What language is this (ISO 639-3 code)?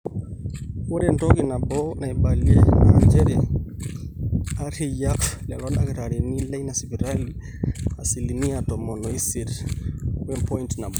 mas